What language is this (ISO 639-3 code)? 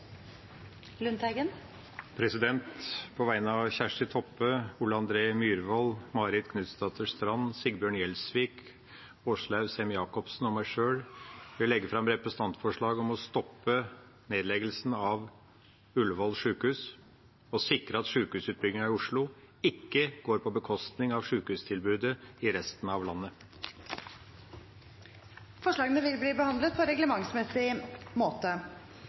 nob